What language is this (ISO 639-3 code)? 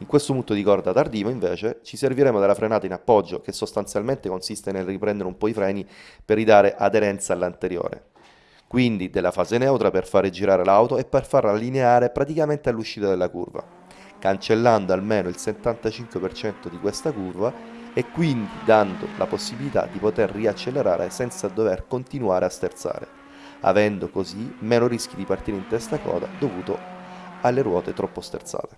ita